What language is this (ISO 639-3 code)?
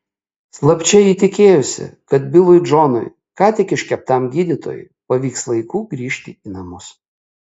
lit